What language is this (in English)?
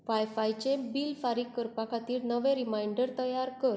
Konkani